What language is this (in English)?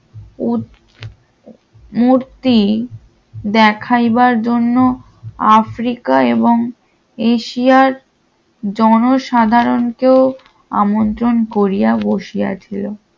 Bangla